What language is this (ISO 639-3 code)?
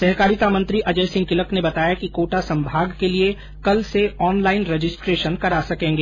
hin